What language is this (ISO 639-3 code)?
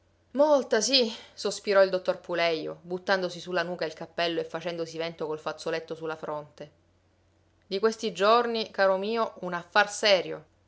ita